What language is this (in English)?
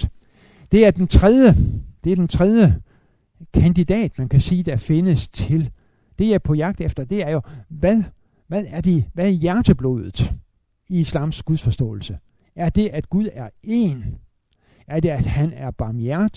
Danish